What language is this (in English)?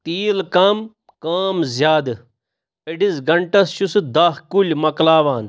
Kashmiri